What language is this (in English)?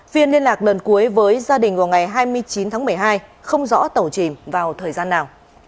Vietnamese